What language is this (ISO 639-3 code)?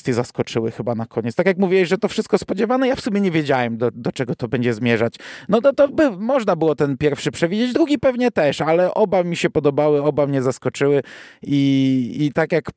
pol